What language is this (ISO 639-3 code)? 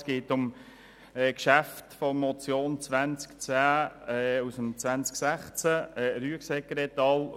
gsw